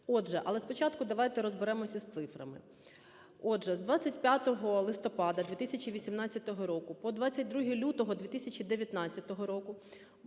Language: Ukrainian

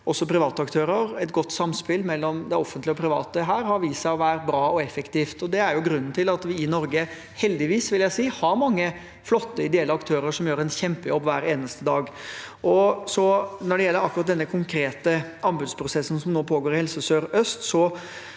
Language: Norwegian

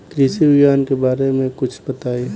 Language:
Bhojpuri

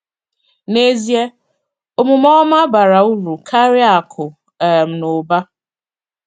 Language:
Igbo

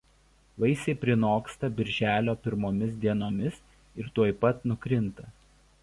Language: Lithuanian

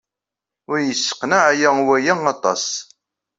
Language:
Kabyle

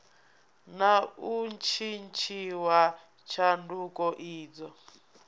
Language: Venda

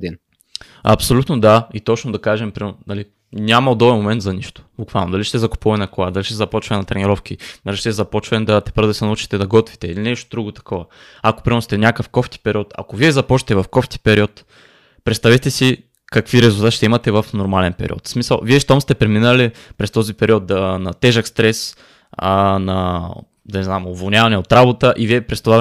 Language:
Bulgarian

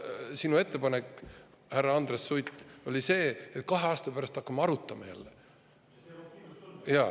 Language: Estonian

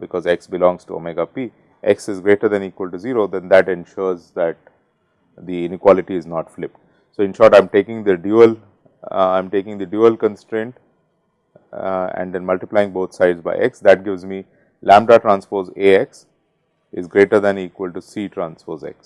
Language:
English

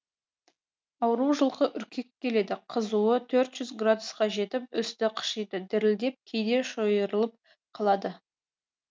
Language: Kazakh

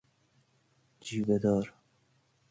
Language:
Persian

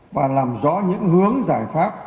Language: Vietnamese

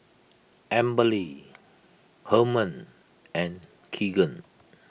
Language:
English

